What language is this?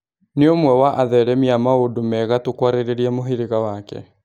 Kikuyu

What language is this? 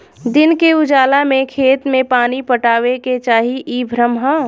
Bhojpuri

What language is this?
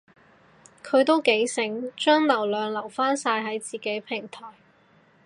Cantonese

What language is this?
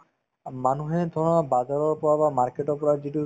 Assamese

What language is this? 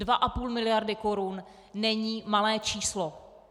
Czech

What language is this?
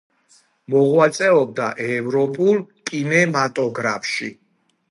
Georgian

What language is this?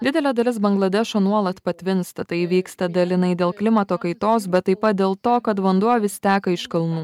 Lithuanian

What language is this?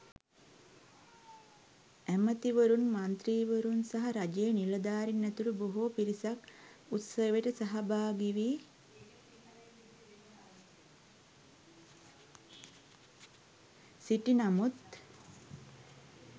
Sinhala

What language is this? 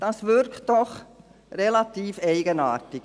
Swiss German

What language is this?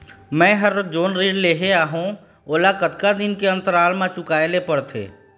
Chhattisgarhi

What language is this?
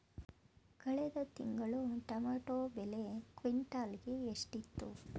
Kannada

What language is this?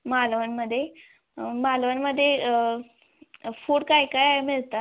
Marathi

